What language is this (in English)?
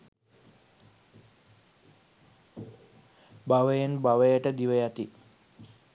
Sinhala